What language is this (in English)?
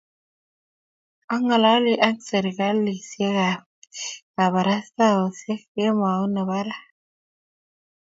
Kalenjin